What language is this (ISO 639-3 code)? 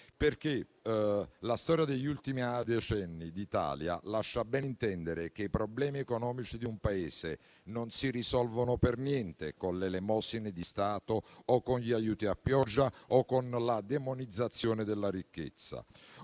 ita